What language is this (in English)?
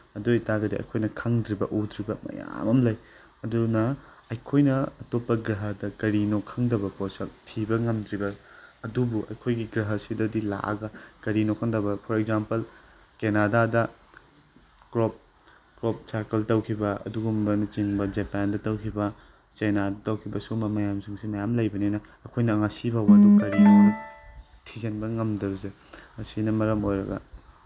Manipuri